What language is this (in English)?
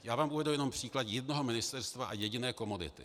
Czech